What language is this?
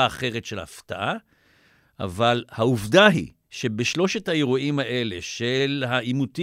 Hebrew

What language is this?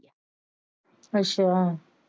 Punjabi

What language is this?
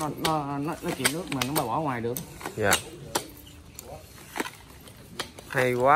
Vietnamese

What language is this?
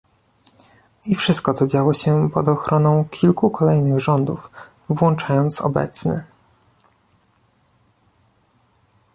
Polish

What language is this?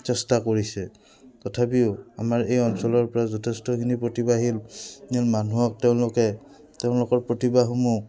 Assamese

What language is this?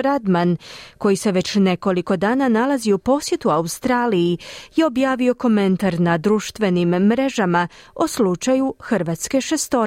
Croatian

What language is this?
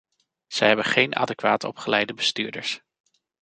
Dutch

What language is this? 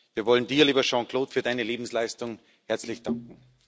German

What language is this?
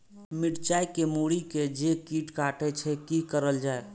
Maithili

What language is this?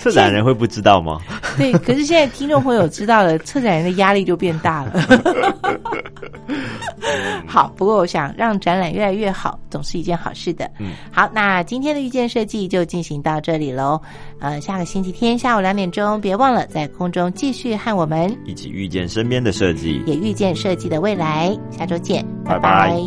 Chinese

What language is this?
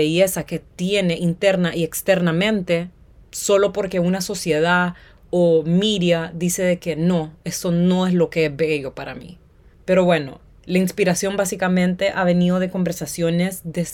Spanish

